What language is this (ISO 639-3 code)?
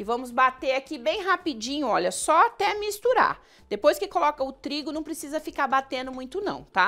por